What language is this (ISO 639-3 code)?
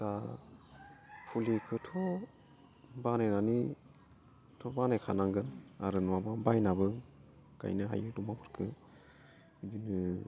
brx